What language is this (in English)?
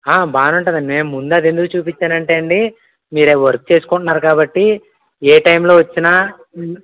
Telugu